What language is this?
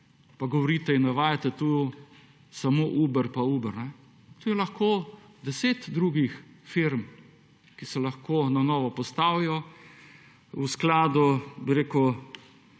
Slovenian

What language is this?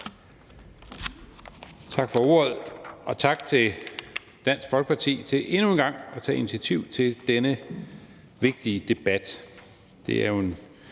Danish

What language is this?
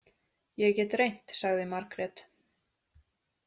Icelandic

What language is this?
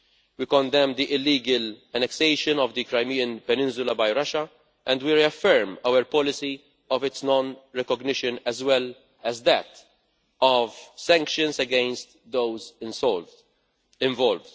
English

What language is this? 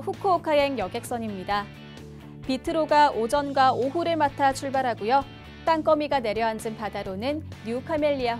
Korean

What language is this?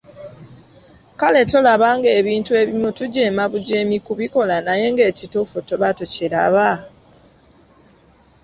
Ganda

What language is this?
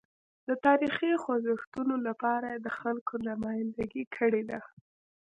Pashto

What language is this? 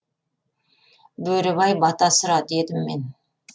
Kazakh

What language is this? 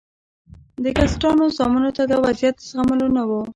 Pashto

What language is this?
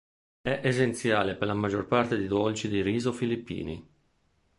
Italian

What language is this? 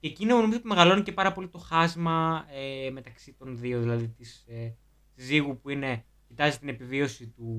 Greek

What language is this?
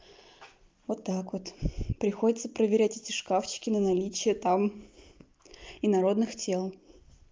Russian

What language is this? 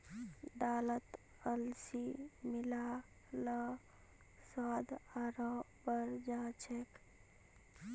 Magahi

